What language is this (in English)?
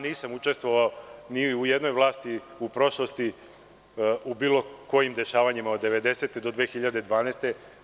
Serbian